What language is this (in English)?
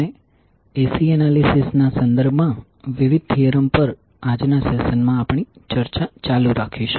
Gujarati